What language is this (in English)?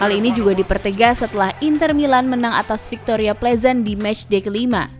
Indonesian